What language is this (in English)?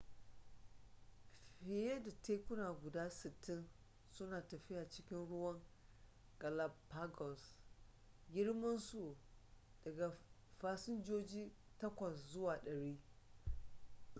Hausa